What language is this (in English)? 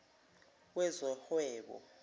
Zulu